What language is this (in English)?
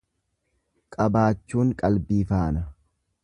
Oromo